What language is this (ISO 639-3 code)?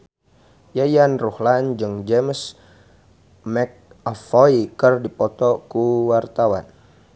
sun